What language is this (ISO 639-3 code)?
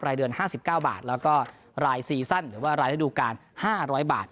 tha